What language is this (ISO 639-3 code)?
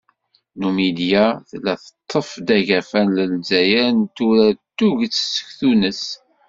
kab